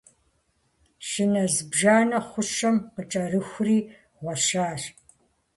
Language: Kabardian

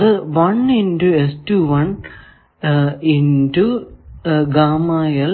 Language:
Malayalam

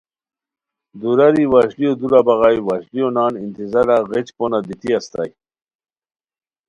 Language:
Khowar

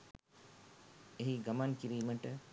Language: Sinhala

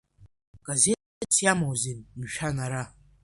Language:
Abkhazian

